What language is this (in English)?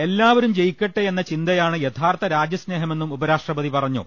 Malayalam